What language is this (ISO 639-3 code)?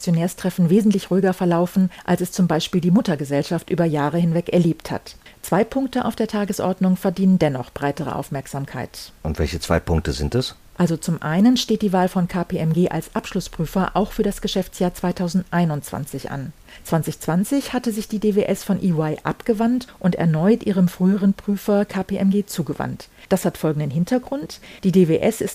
deu